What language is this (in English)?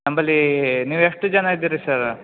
Kannada